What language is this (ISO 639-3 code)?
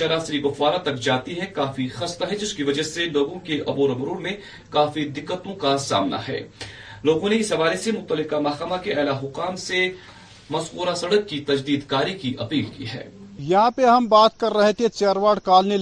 urd